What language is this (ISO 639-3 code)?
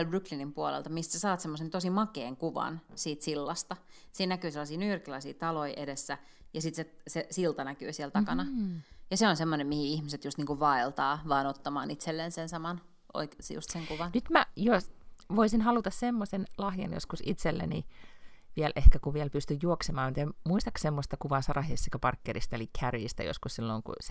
fin